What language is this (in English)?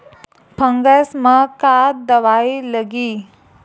Chhattisgarhi